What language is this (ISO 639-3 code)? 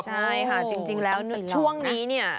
tha